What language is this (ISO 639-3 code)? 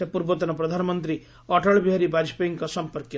ori